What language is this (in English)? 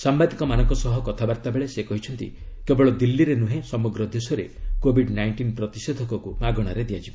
Odia